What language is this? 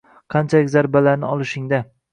Uzbek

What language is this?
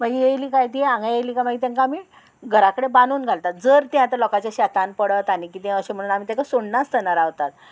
Konkani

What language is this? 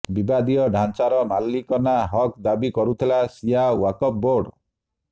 Odia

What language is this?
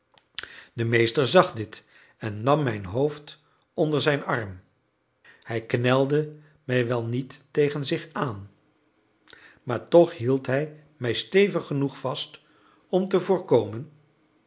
Dutch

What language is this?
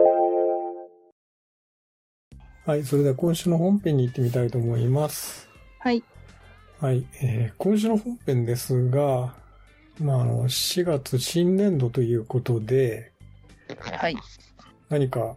Japanese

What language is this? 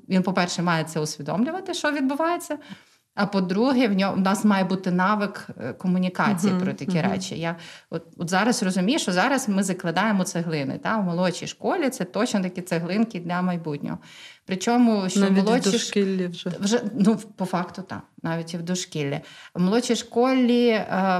Ukrainian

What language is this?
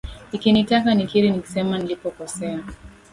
Swahili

